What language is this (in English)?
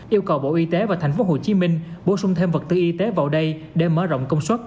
Vietnamese